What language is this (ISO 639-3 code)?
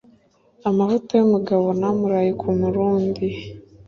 kin